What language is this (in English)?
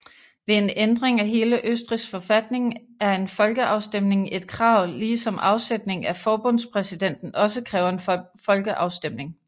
Danish